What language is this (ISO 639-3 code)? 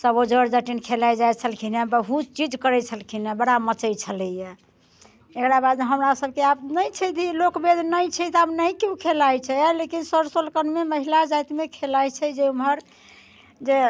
mai